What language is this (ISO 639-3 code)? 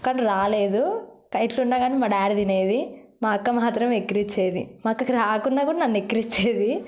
tel